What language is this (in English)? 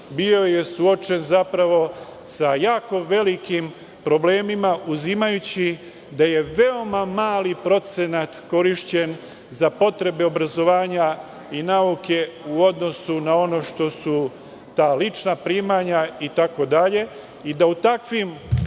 Serbian